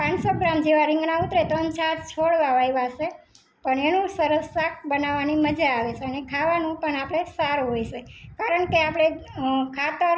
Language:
Gujarati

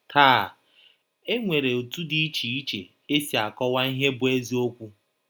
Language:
Igbo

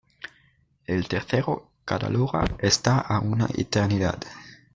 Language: Spanish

